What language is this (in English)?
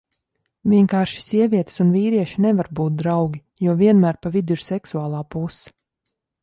Latvian